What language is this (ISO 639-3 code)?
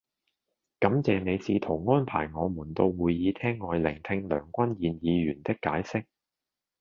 yue